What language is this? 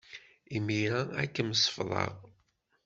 Kabyle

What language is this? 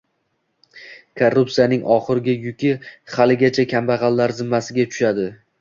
Uzbek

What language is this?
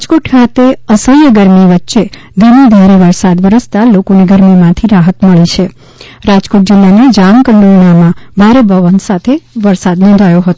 Gujarati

